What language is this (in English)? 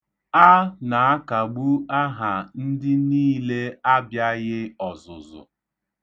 Igbo